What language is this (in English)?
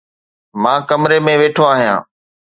Sindhi